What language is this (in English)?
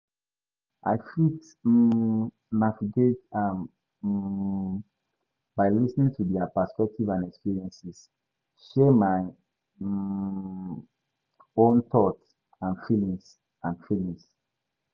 Nigerian Pidgin